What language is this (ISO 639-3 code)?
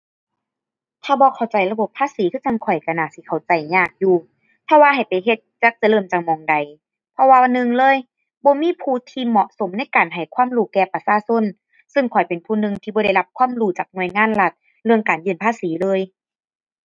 tha